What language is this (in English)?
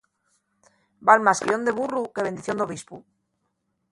Asturian